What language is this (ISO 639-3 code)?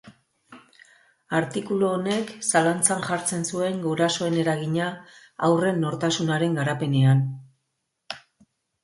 eus